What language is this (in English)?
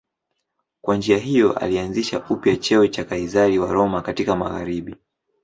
Swahili